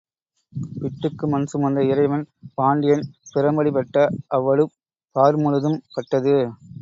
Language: Tamil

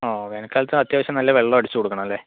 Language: Malayalam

